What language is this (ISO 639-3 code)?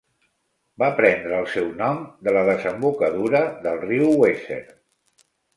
cat